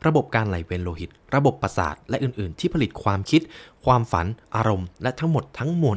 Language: Thai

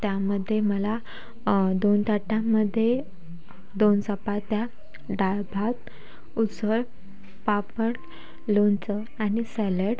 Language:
Marathi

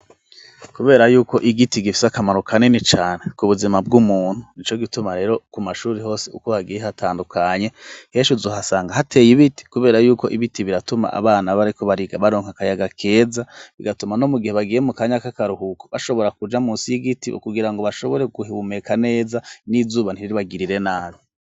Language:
Rundi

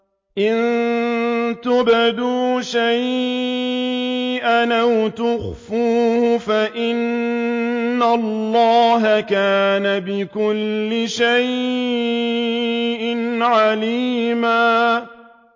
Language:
Arabic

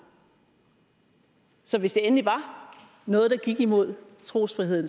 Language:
Danish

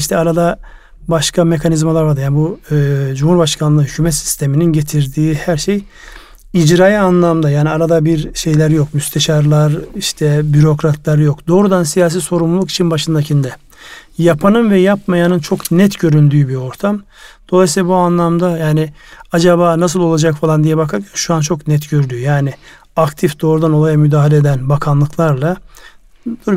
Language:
Turkish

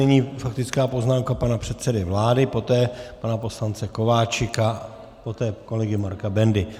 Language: Czech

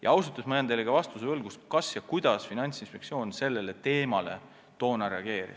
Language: Estonian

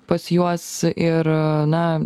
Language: Lithuanian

